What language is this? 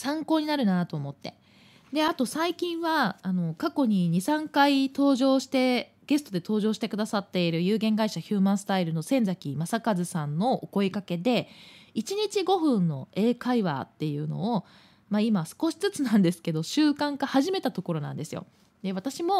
Japanese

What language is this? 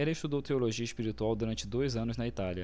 Portuguese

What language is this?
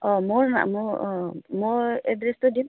Assamese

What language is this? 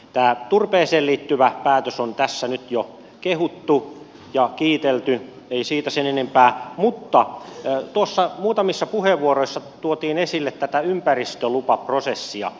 Finnish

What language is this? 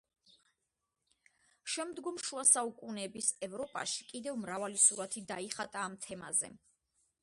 Georgian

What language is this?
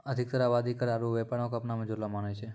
Maithili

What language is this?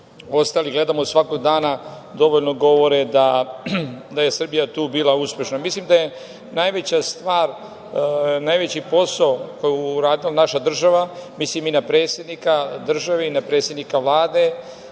Serbian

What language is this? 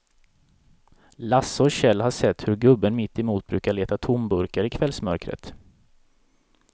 Swedish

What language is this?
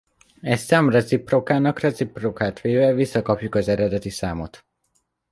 Hungarian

